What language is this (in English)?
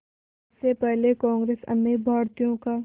Hindi